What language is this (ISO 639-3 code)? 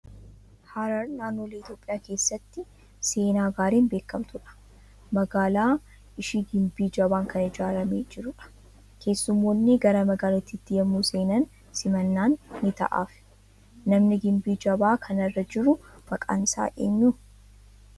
orm